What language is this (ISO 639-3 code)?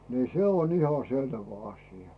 fin